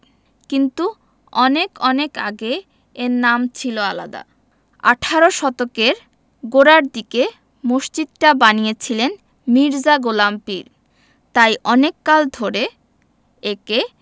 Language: Bangla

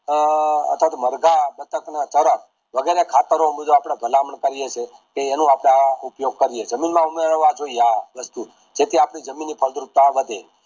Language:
Gujarati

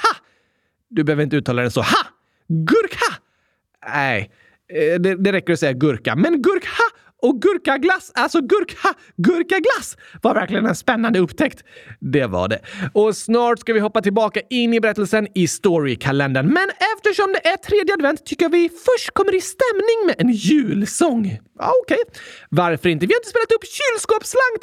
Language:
Swedish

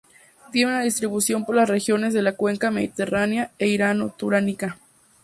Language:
Spanish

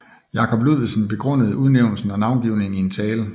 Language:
Danish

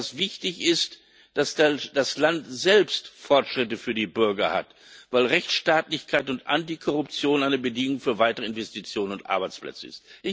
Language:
German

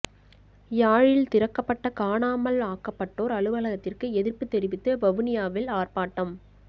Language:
Tamil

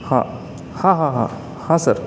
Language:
Marathi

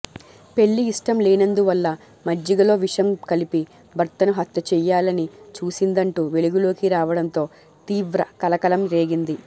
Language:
Telugu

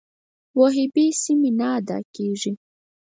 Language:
Pashto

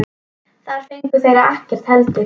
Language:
Icelandic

